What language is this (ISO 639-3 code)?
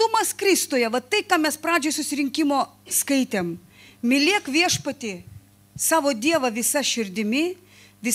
lit